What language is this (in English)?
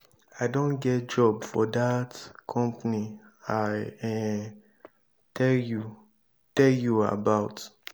Nigerian Pidgin